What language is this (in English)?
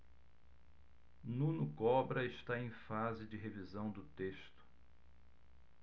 Portuguese